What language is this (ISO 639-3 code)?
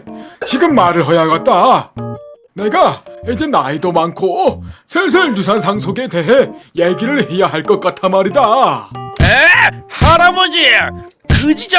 kor